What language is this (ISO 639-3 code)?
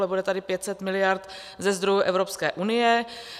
ces